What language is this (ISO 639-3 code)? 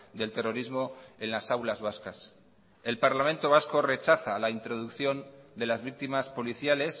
spa